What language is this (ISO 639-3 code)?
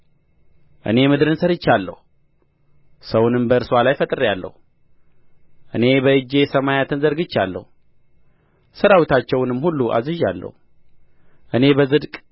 amh